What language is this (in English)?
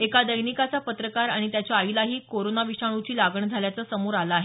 Marathi